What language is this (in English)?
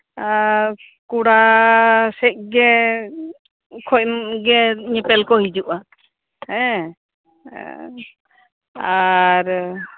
Santali